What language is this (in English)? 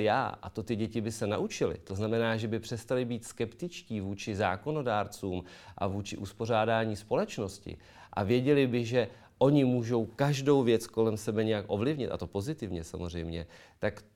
Czech